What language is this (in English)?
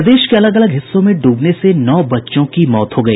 Hindi